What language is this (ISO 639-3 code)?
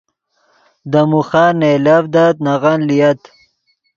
ydg